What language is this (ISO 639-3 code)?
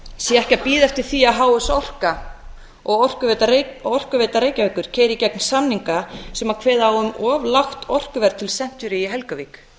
isl